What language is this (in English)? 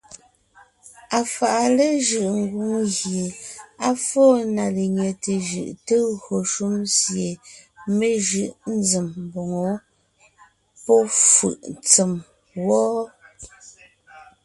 Ngiemboon